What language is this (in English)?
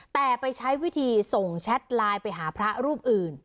Thai